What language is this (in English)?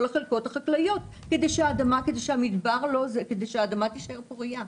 Hebrew